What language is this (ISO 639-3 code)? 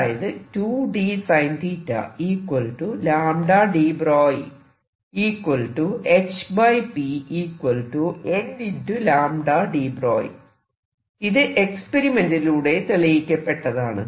mal